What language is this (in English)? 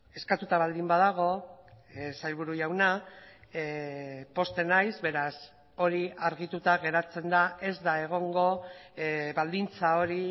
Basque